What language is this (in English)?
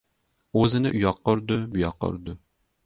Uzbek